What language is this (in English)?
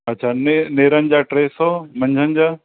Sindhi